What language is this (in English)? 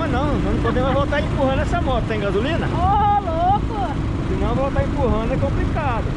Portuguese